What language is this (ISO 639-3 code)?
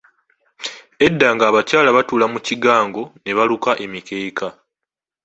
lug